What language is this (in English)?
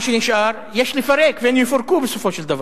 Hebrew